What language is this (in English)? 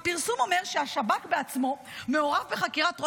Hebrew